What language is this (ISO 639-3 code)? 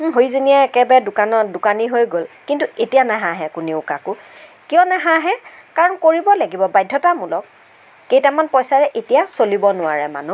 asm